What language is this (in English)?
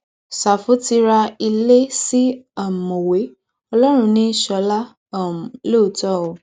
Yoruba